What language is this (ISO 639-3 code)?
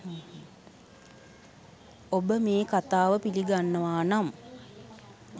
sin